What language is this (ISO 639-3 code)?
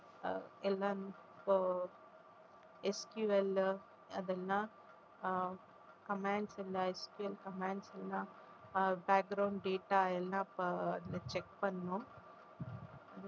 tam